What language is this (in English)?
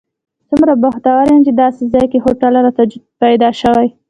Pashto